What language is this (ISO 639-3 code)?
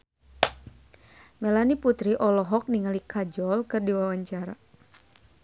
sun